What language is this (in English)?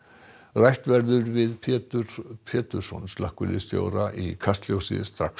Icelandic